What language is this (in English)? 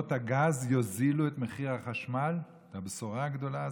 Hebrew